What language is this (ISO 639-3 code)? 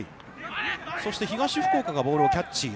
jpn